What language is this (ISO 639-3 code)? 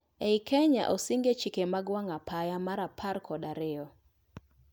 luo